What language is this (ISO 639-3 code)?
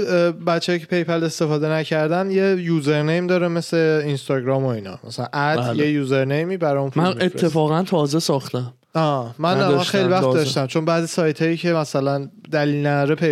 fas